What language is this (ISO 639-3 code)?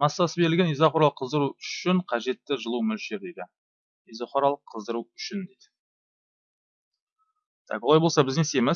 tur